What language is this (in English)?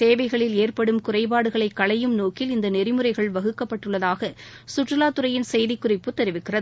Tamil